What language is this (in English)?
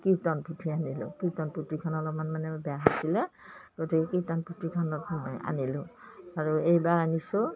Assamese